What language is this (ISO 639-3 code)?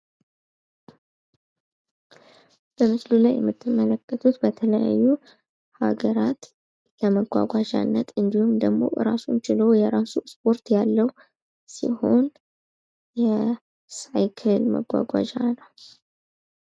amh